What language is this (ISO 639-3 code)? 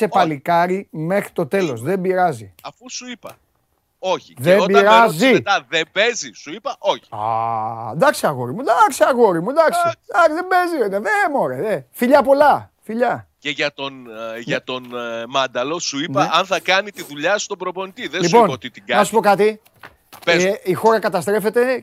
ell